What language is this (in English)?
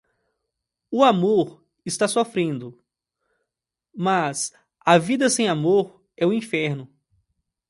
Portuguese